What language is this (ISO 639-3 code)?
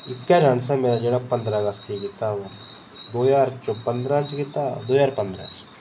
doi